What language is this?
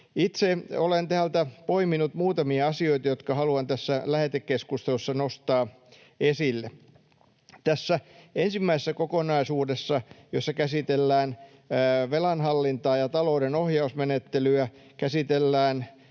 Finnish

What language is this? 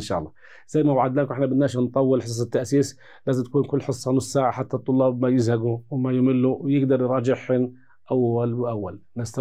Arabic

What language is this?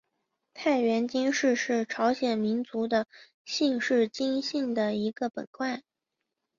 Chinese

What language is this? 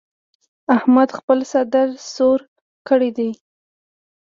Pashto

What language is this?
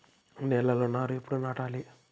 Telugu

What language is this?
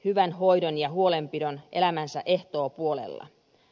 Finnish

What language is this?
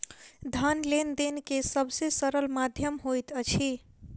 Maithili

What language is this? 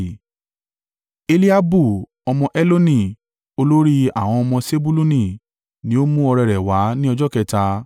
Yoruba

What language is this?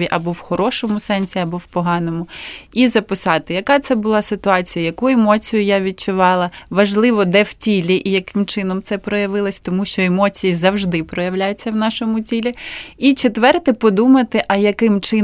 Ukrainian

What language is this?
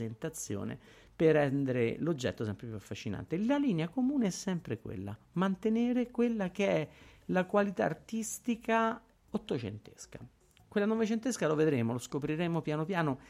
Italian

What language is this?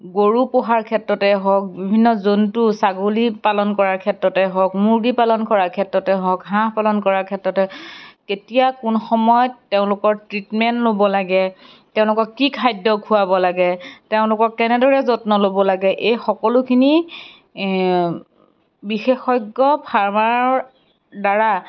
Assamese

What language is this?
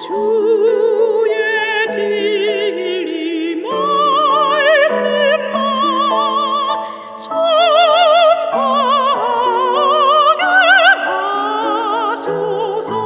Korean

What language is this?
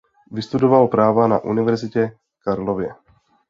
Czech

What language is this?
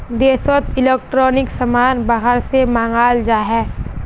Magahi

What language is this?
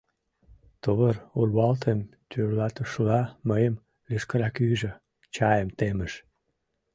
Mari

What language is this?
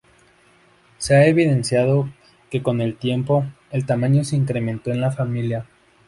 Spanish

